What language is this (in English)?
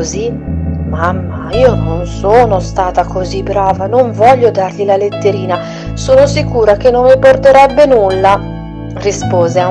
Italian